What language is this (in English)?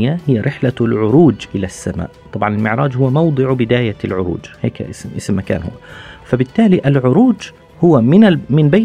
Arabic